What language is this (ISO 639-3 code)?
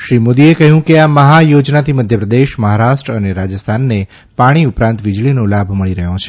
guj